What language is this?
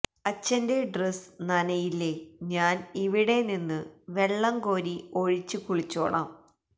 Malayalam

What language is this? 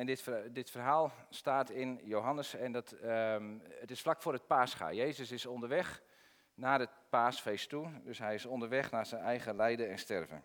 Dutch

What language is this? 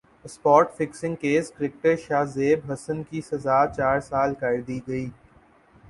Urdu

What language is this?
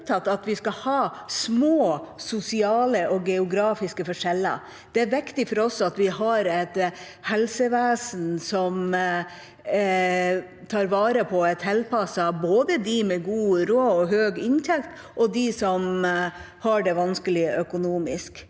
Norwegian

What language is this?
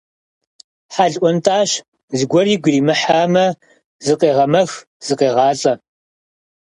Kabardian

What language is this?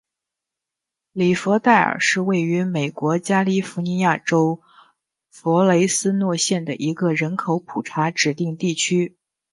Chinese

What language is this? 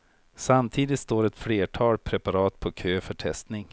Swedish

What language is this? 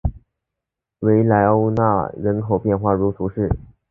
Chinese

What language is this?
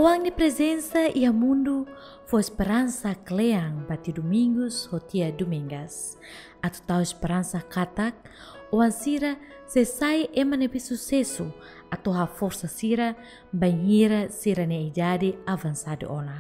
Indonesian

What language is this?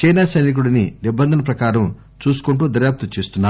Telugu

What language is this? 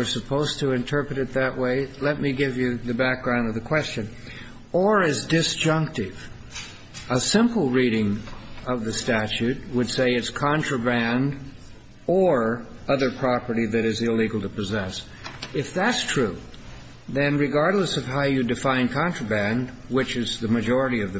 English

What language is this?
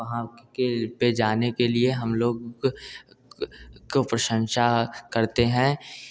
Hindi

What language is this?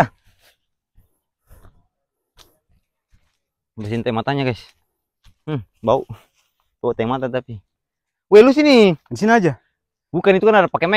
Indonesian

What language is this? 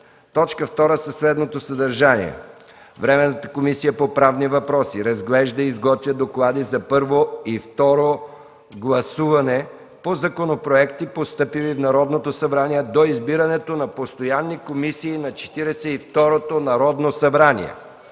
Bulgarian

